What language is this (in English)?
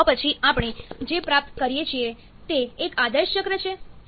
Gujarati